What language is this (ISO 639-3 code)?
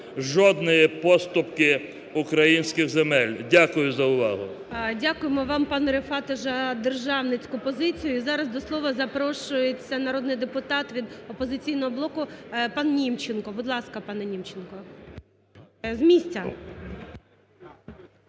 ukr